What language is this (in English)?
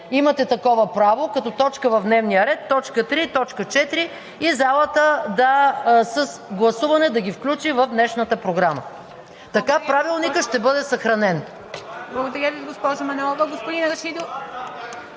Bulgarian